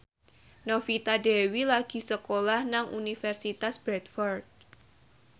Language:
Javanese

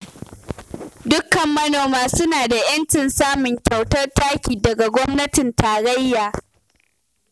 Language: Hausa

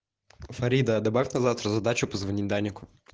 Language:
Russian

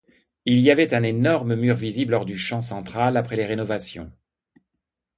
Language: French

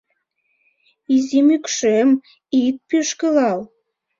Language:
Mari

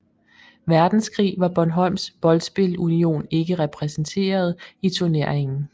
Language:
Danish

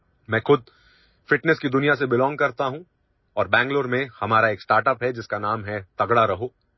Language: Assamese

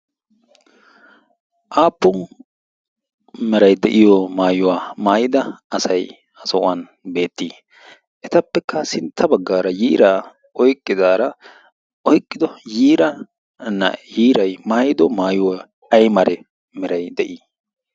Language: Wolaytta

